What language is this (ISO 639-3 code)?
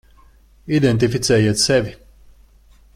lav